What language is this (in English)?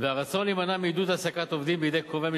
Hebrew